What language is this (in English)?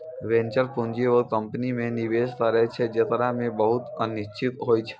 Maithili